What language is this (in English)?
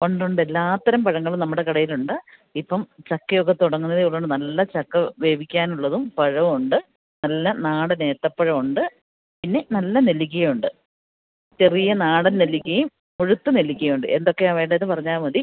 Malayalam